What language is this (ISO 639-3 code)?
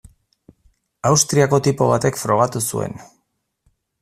eus